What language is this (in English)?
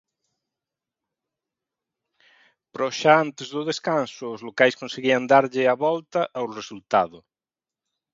Galician